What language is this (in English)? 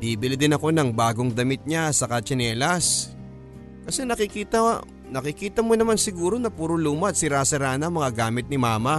Filipino